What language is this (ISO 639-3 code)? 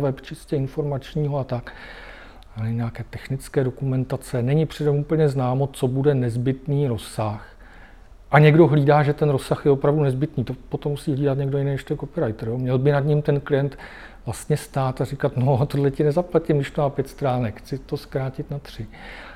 ces